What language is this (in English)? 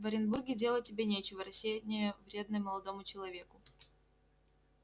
Russian